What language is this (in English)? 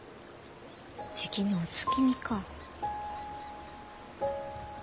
Japanese